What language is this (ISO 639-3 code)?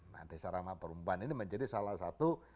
ind